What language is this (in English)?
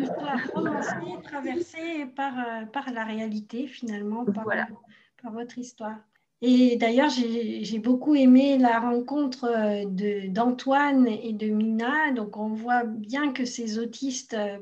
French